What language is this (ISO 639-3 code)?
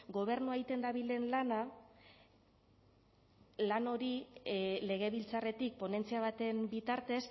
eus